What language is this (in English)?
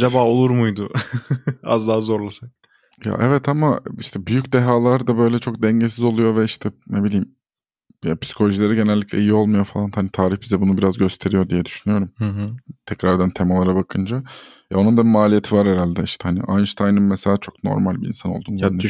Turkish